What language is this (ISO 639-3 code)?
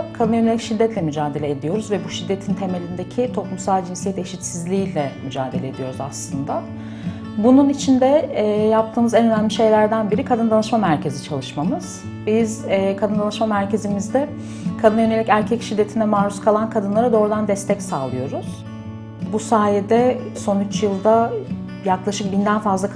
tur